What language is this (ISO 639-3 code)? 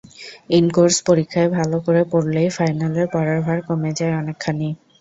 ben